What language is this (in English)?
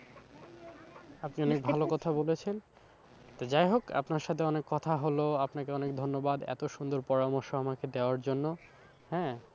Bangla